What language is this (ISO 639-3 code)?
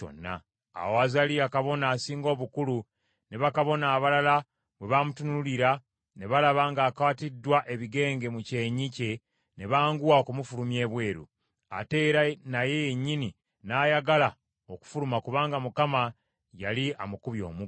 lug